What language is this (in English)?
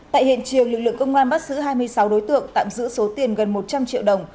Vietnamese